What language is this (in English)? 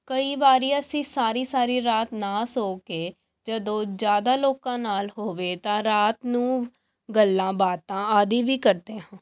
Punjabi